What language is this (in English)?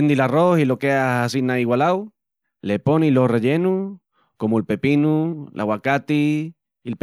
Extremaduran